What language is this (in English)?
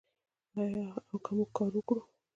Pashto